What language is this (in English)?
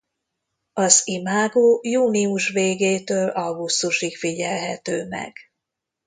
Hungarian